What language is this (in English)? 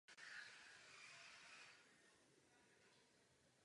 Czech